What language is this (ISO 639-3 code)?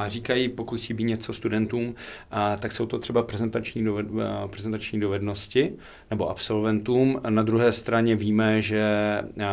ces